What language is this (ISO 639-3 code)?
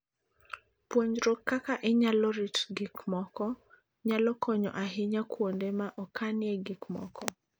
luo